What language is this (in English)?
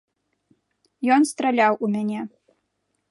Belarusian